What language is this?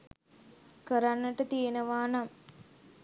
Sinhala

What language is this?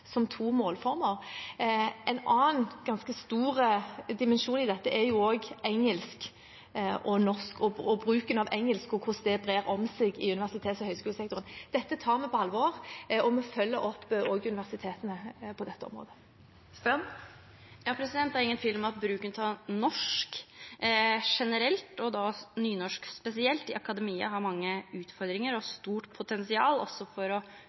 Norwegian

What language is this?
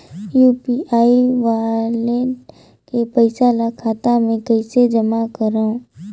Chhattisgarhi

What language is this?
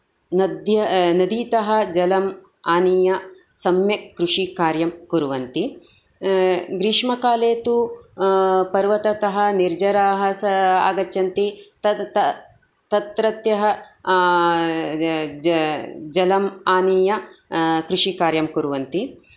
Sanskrit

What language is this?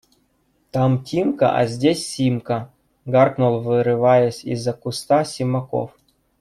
Russian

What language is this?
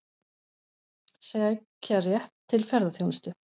Icelandic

